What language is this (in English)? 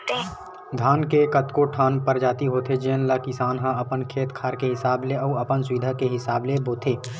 Chhattisgarhi